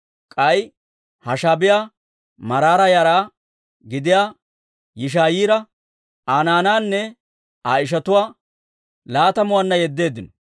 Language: Dawro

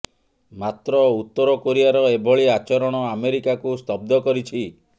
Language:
Odia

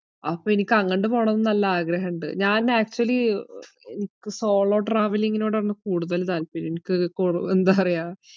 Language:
Malayalam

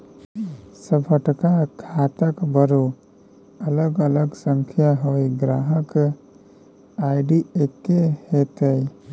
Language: Maithili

